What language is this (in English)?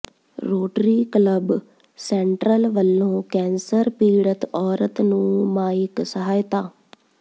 Punjabi